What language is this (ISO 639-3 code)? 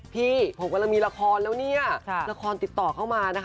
tha